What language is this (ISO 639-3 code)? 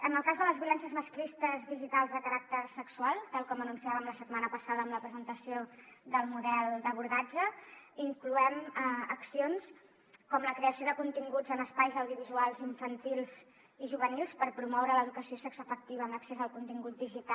cat